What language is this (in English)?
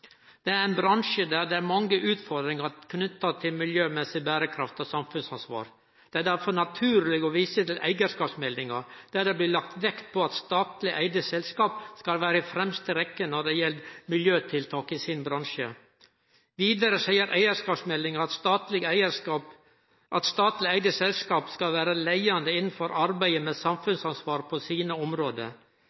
Norwegian Nynorsk